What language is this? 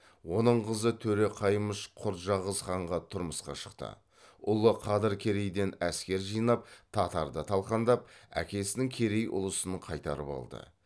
Kazakh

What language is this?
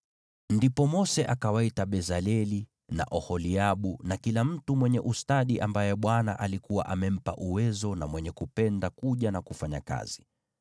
Swahili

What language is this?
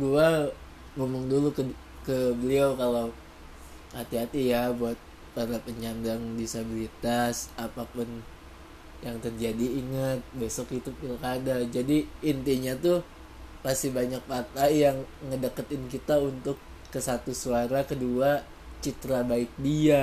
Indonesian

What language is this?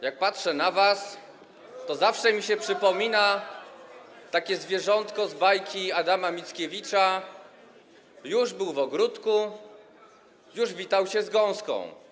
Polish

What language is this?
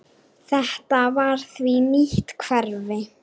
Icelandic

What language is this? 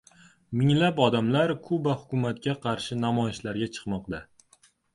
Uzbek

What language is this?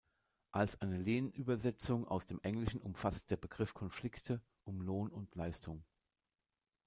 German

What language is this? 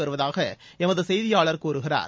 Tamil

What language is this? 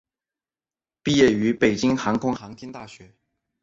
Chinese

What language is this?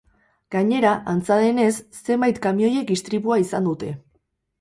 Basque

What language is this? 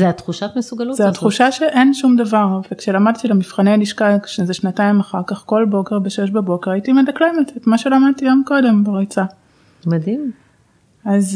Hebrew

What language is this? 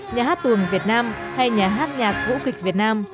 Vietnamese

